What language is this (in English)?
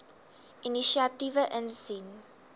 Afrikaans